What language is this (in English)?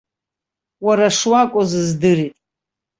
Abkhazian